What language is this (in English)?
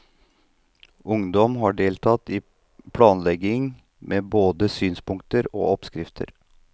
Norwegian